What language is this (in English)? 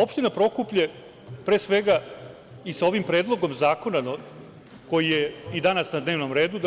Serbian